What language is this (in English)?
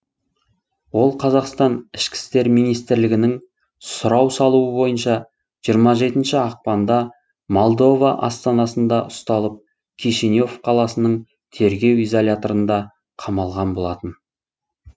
Kazakh